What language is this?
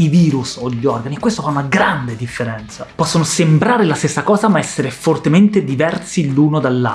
Italian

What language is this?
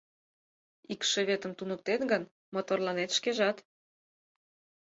Mari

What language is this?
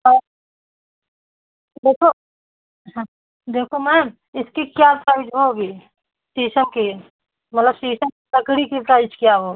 Hindi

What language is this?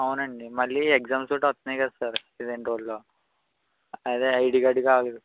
Telugu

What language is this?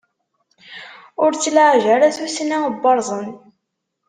Kabyle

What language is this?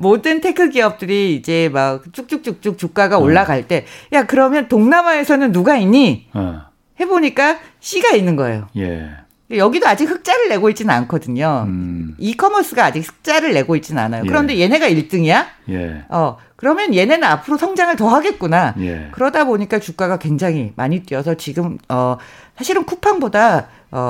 Korean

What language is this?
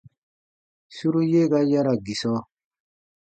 Baatonum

